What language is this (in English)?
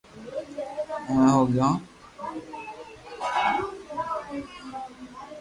Loarki